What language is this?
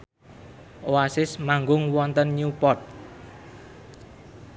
Javanese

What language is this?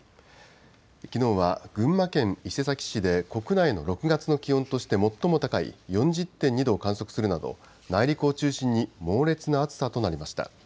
Japanese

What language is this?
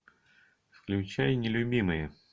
Russian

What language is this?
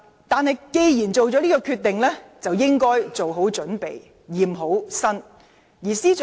Cantonese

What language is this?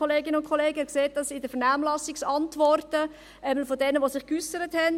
Swiss German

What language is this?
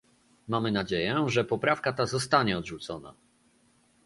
Polish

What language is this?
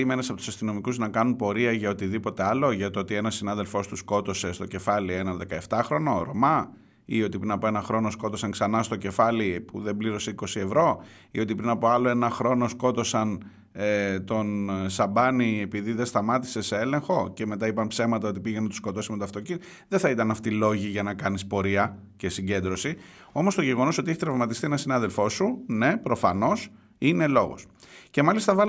Greek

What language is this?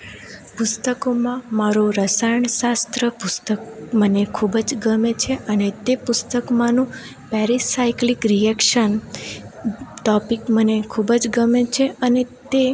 Gujarati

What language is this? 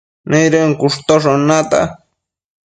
Matsés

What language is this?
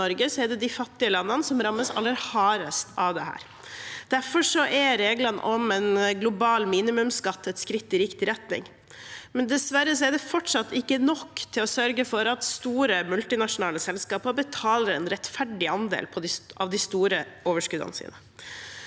Norwegian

